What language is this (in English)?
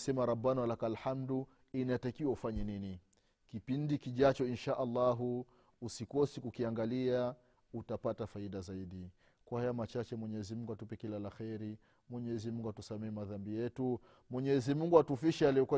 Swahili